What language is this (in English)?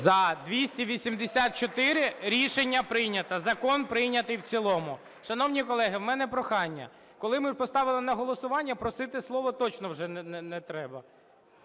Ukrainian